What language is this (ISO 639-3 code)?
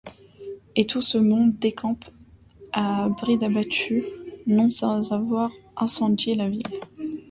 fra